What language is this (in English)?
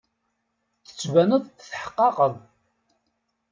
Kabyle